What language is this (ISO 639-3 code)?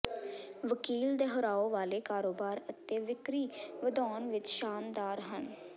pan